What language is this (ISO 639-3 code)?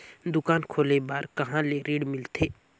hne